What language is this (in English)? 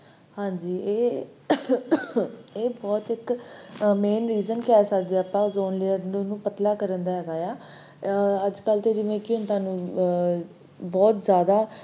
Punjabi